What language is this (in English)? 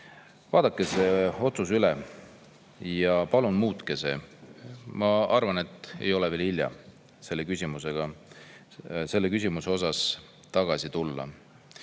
Estonian